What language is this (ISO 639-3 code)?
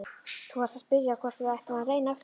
isl